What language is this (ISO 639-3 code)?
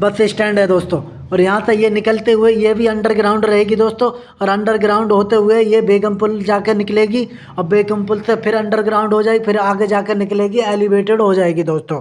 hin